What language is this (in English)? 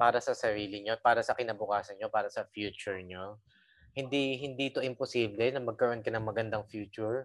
Filipino